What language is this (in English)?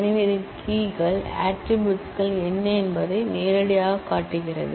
Tamil